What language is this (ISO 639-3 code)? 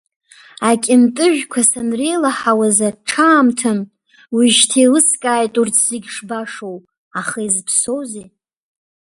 abk